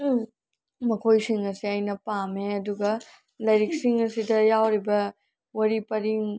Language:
Manipuri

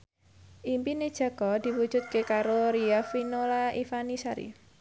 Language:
Javanese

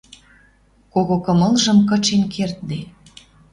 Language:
Western Mari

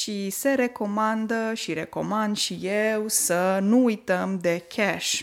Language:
Romanian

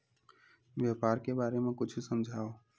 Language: Chhattisgarhi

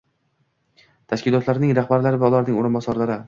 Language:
Uzbek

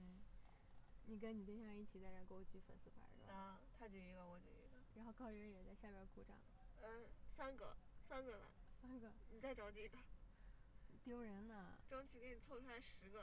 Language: Chinese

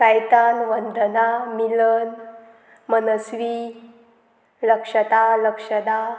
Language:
Konkani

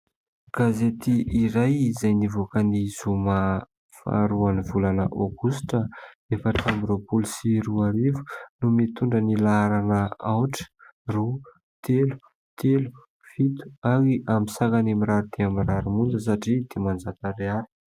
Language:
Malagasy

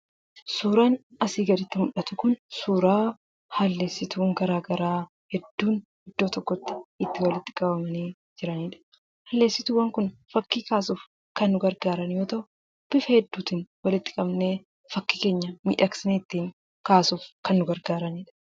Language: Oromo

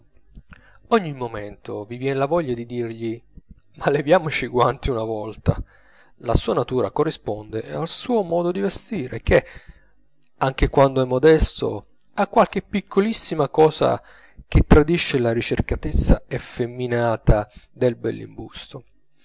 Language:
Italian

